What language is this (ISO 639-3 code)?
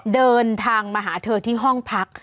tha